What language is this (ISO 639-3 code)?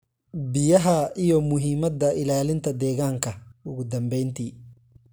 som